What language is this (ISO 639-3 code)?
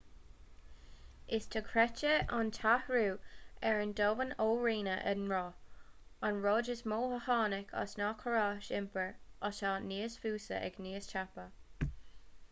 gle